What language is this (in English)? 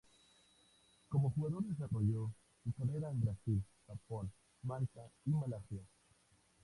Spanish